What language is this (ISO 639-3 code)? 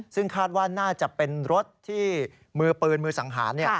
tha